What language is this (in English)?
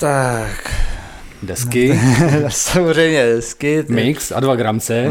Czech